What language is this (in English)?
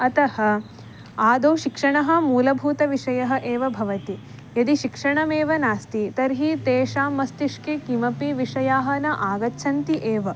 Sanskrit